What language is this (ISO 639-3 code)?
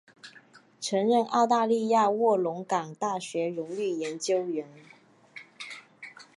zho